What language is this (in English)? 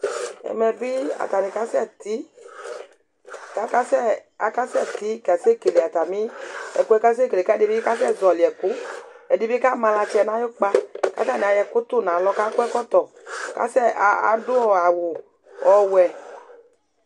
Ikposo